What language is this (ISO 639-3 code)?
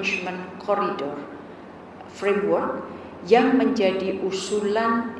ind